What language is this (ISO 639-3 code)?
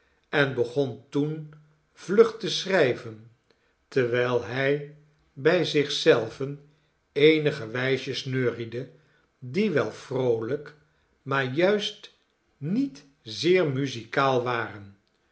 nld